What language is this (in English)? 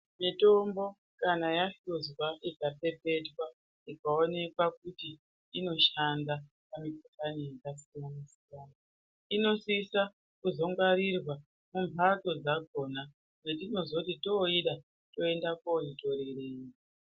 Ndau